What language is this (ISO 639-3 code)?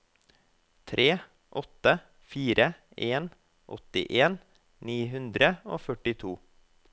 nor